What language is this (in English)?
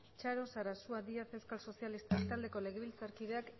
Basque